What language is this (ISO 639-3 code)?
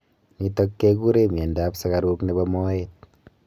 kln